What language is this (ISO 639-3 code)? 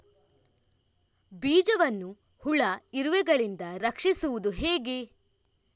kan